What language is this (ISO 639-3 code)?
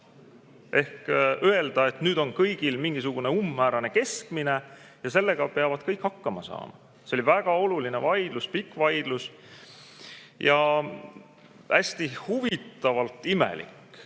est